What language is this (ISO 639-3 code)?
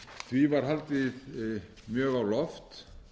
isl